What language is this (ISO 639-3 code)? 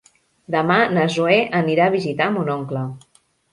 cat